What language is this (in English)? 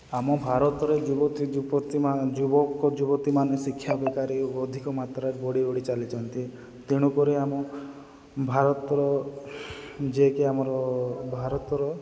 Odia